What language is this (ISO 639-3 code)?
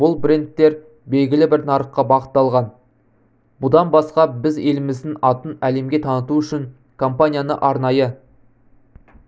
kaz